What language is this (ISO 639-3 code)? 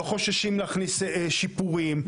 heb